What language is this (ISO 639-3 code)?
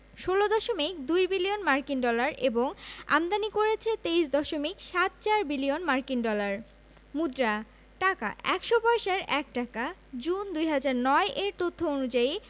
ben